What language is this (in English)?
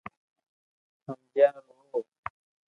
Loarki